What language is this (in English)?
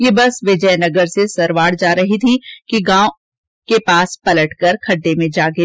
Hindi